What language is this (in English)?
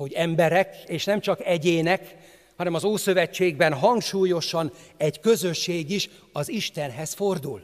Hungarian